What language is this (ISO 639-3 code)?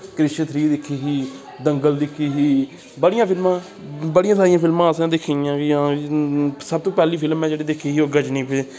doi